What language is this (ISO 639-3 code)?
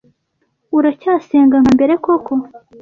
kin